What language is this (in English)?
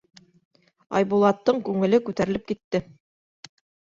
Bashkir